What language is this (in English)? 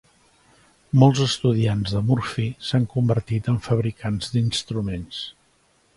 Catalan